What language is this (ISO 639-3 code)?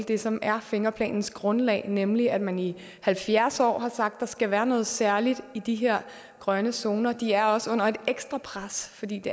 dan